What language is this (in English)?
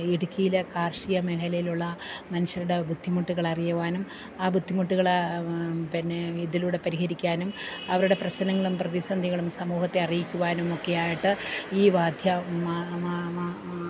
Malayalam